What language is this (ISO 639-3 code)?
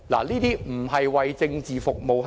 yue